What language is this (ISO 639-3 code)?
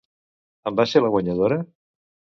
cat